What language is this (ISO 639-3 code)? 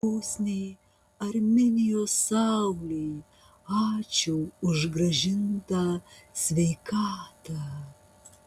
lit